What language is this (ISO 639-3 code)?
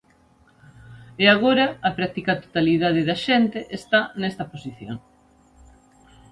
glg